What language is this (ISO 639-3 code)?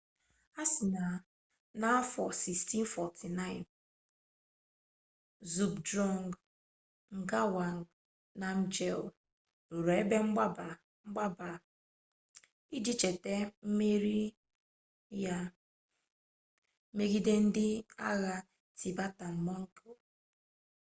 ibo